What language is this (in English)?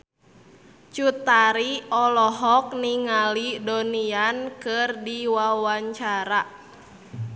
Sundanese